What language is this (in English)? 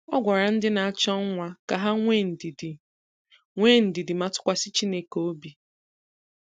Igbo